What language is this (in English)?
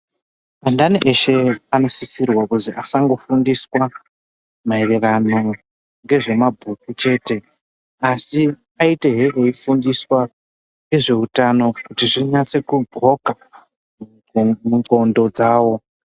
Ndau